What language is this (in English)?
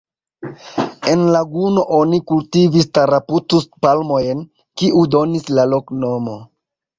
Esperanto